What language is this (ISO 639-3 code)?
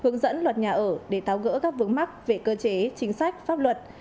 vie